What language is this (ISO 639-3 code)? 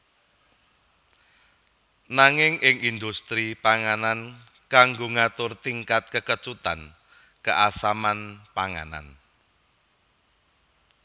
jav